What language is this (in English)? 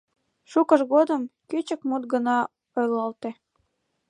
Mari